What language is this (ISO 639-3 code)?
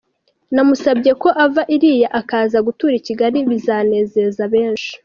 kin